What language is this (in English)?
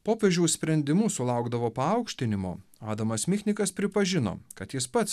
Lithuanian